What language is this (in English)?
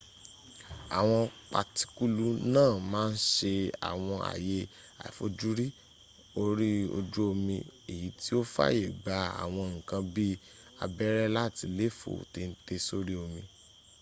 Yoruba